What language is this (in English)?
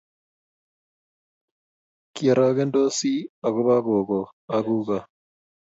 Kalenjin